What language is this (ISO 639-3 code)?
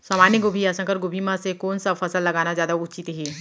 hne